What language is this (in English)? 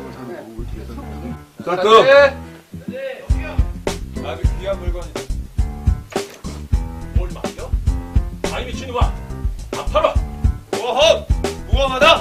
Korean